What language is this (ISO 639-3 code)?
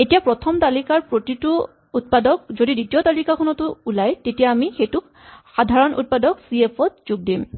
asm